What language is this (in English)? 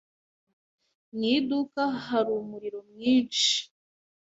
Kinyarwanda